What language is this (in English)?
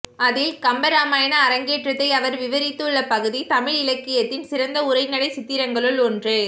Tamil